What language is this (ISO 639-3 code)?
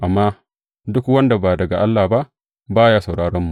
hau